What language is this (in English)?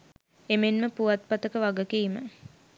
Sinhala